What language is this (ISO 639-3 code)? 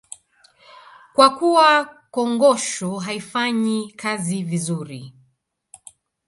swa